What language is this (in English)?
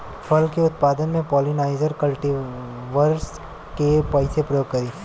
Bhojpuri